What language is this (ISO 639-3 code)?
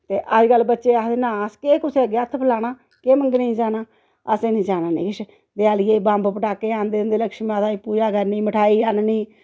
doi